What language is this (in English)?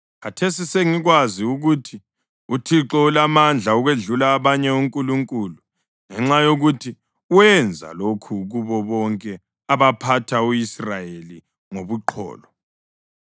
North Ndebele